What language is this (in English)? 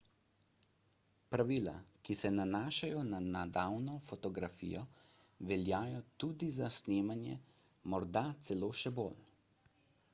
Slovenian